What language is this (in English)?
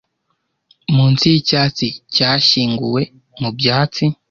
Kinyarwanda